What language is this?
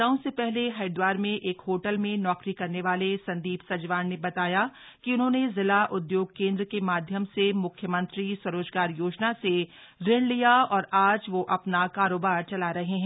Hindi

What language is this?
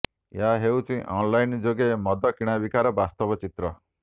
Odia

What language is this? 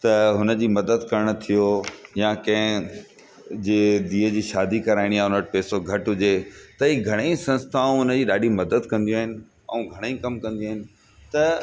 Sindhi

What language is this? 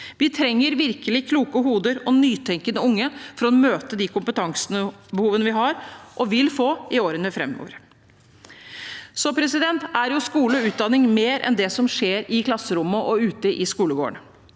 Norwegian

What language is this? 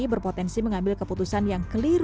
Indonesian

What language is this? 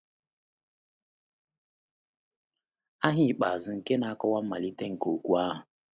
Igbo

